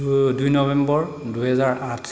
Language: Assamese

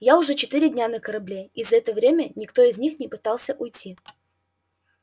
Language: Russian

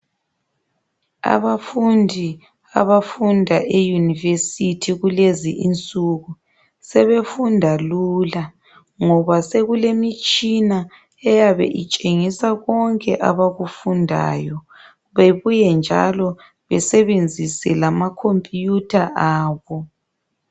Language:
North Ndebele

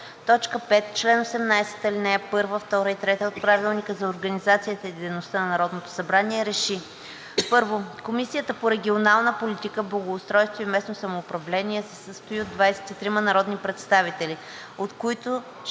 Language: Bulgarian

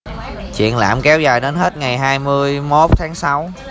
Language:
Vietnamese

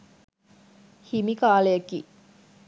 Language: Sinhala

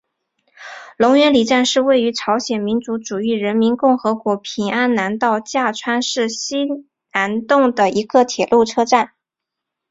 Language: Chinese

